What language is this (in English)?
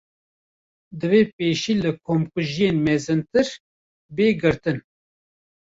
Kurdish